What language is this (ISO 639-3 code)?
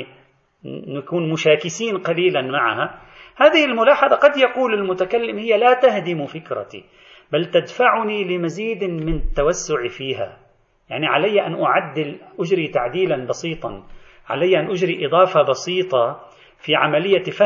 ara